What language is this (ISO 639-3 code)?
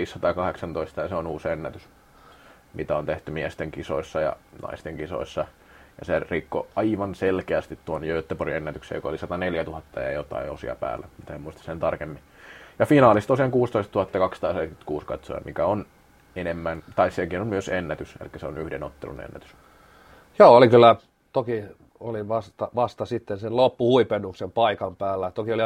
fin